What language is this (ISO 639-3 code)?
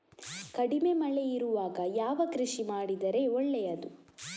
kan